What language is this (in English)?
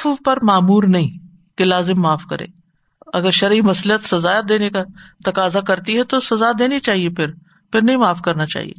Urdu